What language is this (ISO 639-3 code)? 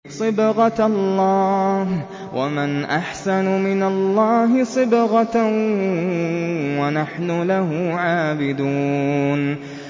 ara